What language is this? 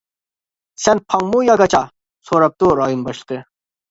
Uyghur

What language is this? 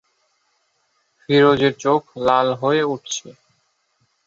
Bangla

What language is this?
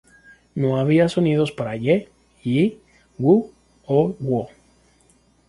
Spanish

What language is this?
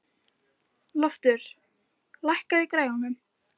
Icelandic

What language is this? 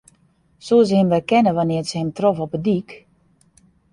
Western Frisian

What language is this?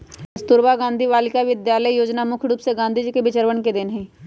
Magahi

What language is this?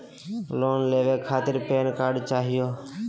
Magahi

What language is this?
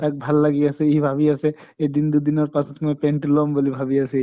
Assamese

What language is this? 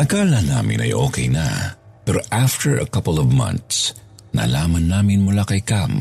Filipino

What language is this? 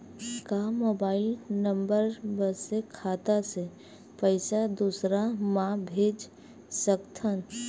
Chhattisgarhi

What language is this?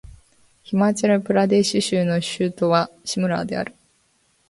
Japanese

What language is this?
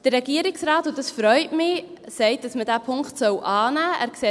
Swiss German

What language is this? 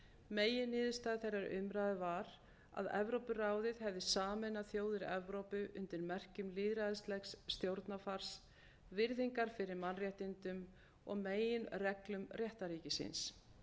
Icelandic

